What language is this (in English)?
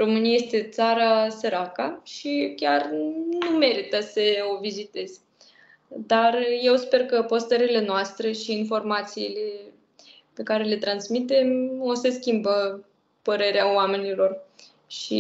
Romanian